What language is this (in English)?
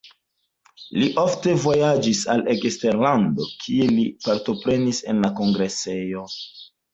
Esperanto